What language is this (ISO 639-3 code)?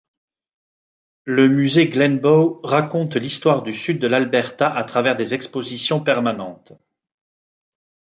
fra